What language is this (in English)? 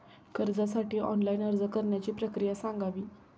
Marathi